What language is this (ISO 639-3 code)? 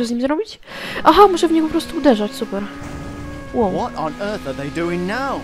pol